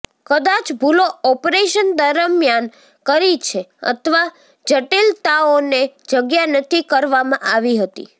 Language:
Gujarati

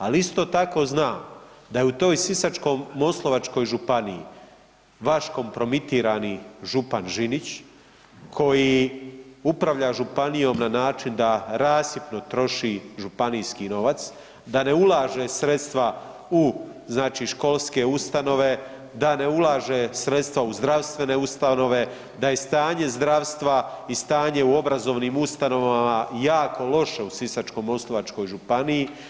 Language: Croatian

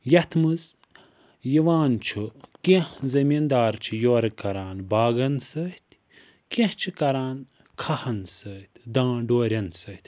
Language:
Kashmiri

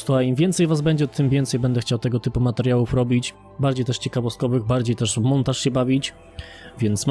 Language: Polish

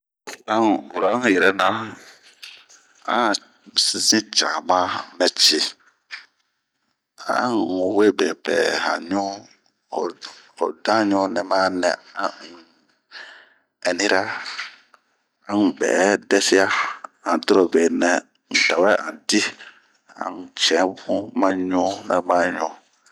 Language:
Bomu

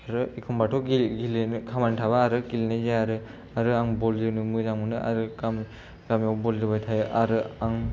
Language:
Bodo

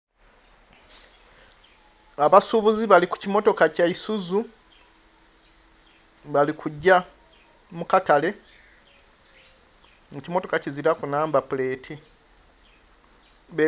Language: Soga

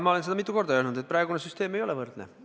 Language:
Estonian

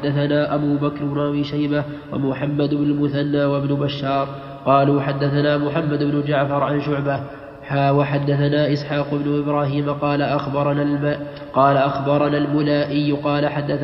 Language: Arabic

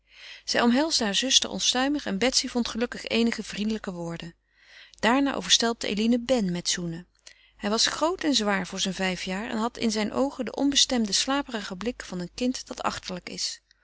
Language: Dutch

